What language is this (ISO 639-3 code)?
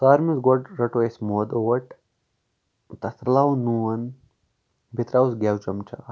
kas